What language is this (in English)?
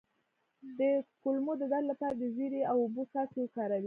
Pashto